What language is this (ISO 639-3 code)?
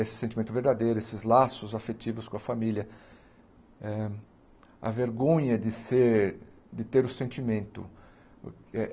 por